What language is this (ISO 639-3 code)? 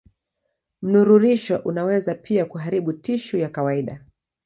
swa